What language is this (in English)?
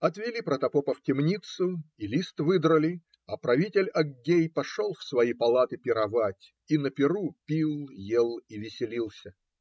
Russian